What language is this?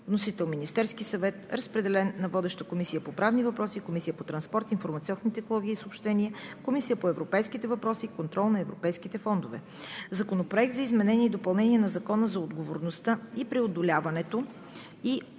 Bulgarian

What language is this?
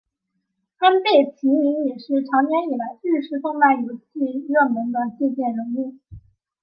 Chinese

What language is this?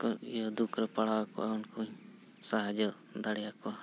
Santali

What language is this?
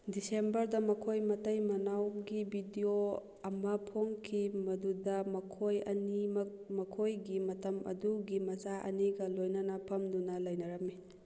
Manipuri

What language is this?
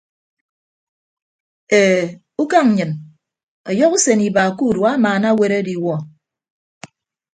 Ibibio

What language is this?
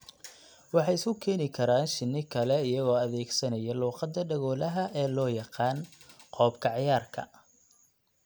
Somali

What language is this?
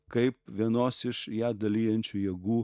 Lithuanian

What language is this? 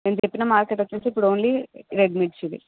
Telugu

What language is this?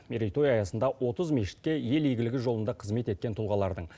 Kazakh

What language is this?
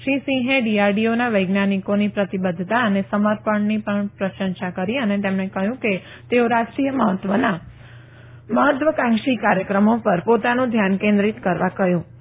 Gujarati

